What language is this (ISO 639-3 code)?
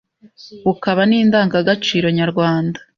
kin